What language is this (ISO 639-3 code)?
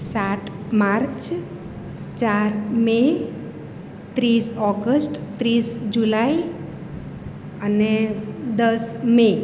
guj